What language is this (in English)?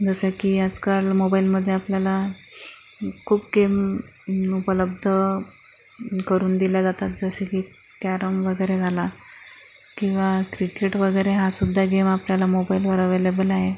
Marathi